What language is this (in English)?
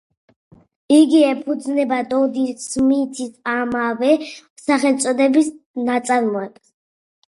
Georgian